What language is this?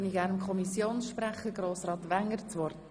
Swiss German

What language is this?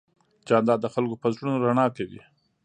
Pashto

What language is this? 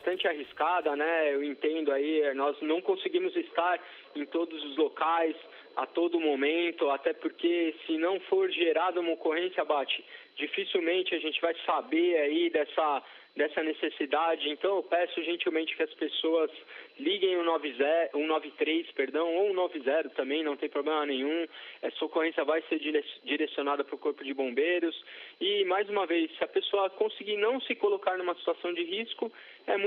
Portuguese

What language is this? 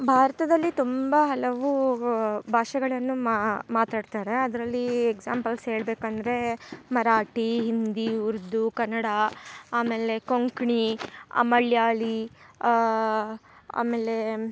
Kannada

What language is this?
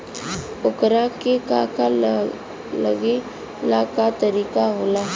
Bhojpuri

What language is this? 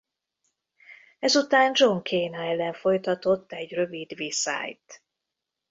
Hungarian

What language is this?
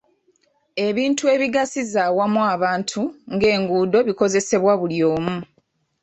Ganda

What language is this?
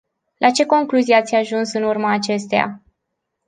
Romanian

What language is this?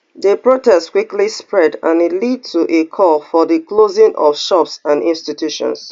Nigerian Pidgin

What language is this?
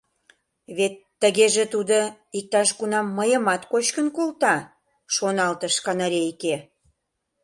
Mari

